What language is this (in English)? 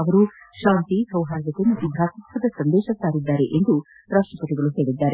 Kannada